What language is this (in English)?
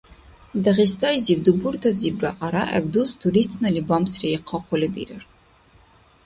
Dargwa